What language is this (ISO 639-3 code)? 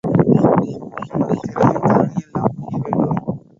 tam